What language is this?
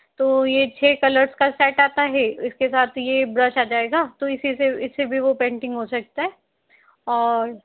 Hindi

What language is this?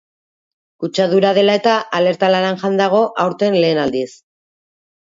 Basque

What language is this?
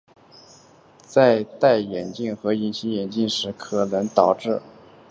Chinese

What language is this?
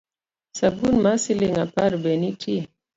Luo (Kenya and Tanzania)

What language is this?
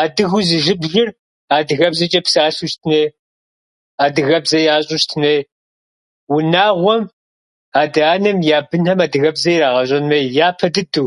Kabardian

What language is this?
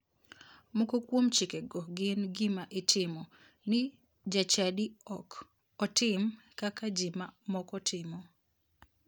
Luo (Kenya and Tanzania)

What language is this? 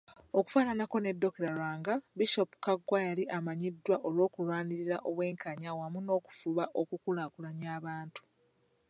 Ganda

